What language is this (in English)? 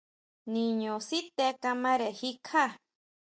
Huautla Mazatec